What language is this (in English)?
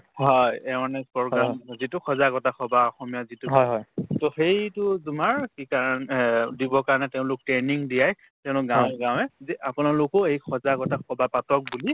Assamese